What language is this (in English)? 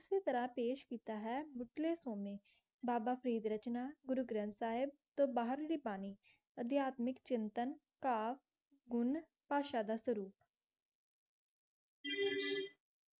Punjabi